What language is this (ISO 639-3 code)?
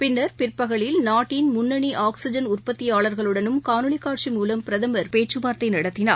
tam